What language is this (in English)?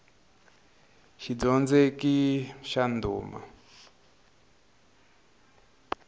Tsonga